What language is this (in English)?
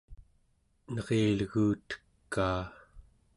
Central Yupik